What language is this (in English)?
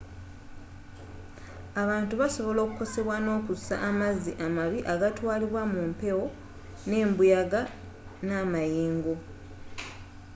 Ganda